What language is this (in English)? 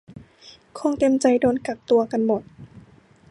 Thai